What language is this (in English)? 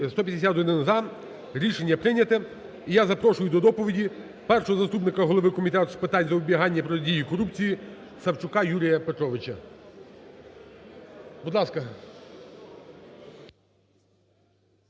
Ukrainian